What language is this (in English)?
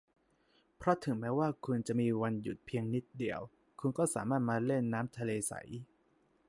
Thai